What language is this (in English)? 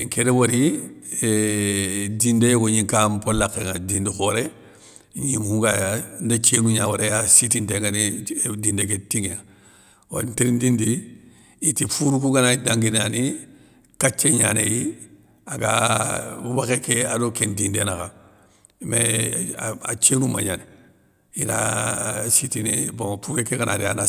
Soninke